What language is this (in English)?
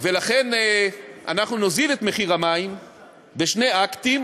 Hebrew